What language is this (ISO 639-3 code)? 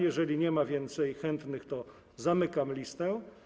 pol